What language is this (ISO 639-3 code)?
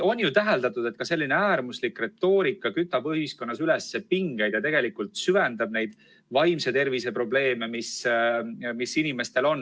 est